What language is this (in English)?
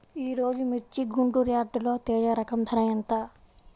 Telugu